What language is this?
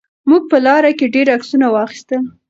Pashto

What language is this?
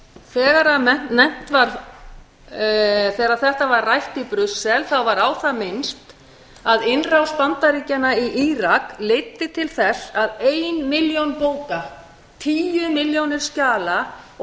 Icelandic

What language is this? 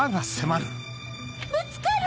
Japanese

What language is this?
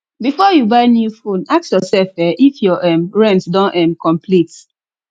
Nigerian Pidgin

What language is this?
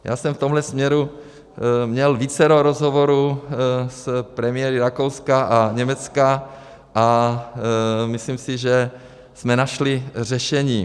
Czech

